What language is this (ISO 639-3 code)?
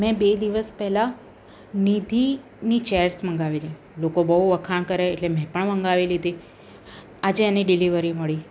guj